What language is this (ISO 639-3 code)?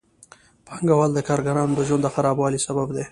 pus